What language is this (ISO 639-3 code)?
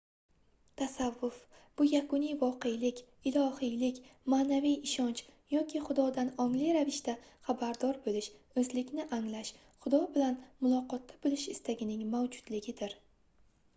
uzb